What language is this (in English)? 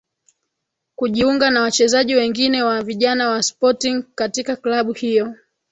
Swahili